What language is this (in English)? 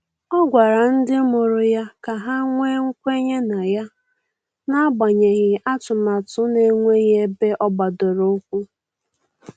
Igbo